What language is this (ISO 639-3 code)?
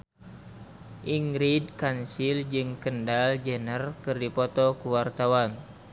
sun